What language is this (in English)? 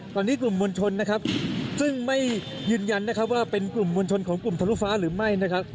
Thai